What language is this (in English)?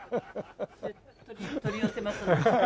Japanese